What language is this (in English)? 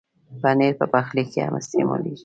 Pashto